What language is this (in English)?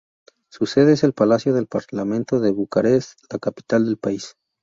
Spanish